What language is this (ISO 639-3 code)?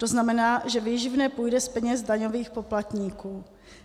ces